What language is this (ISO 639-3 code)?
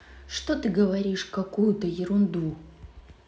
rus